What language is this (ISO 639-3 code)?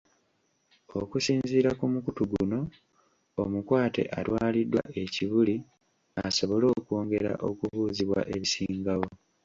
lug